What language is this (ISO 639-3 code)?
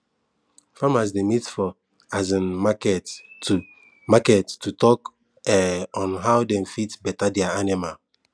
pcm